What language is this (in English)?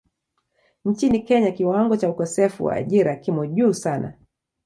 Swahili